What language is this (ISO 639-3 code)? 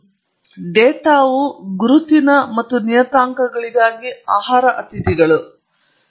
kan